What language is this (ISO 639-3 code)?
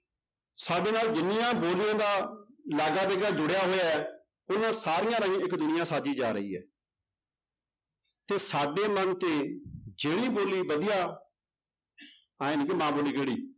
pan